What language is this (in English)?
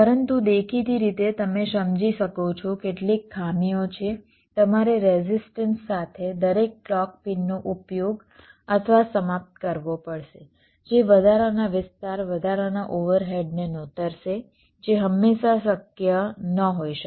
Gujarati